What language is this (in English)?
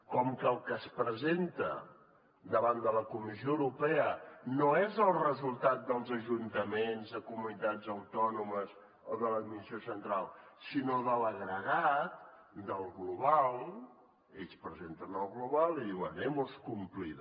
Catalan